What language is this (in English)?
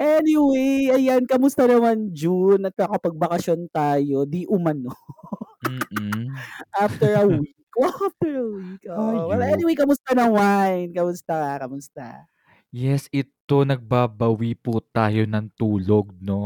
Filipino